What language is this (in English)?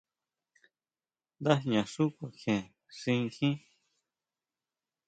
Huautla Mazatec